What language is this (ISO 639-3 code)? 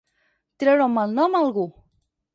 cat